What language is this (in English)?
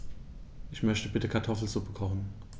German